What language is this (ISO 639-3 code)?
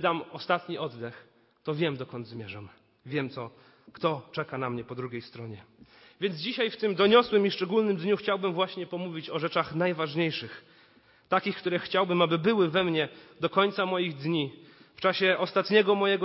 pol